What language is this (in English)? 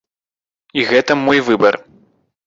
Belarusian